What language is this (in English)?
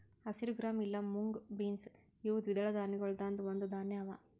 Kannada